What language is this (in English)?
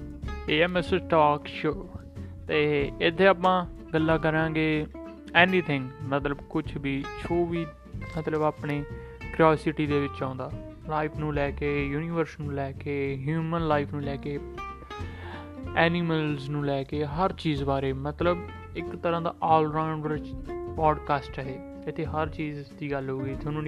Punjabi